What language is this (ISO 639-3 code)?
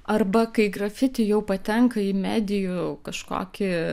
lit